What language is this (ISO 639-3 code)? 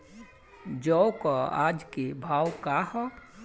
bho